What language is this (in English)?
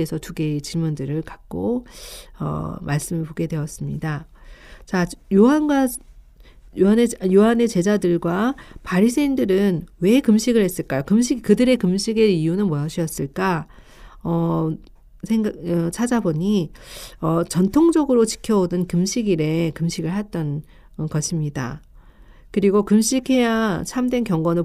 Korean